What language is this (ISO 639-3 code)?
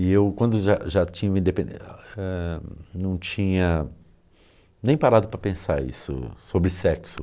por